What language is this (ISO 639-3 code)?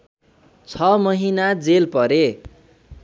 nep